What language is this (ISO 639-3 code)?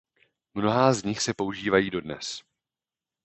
ces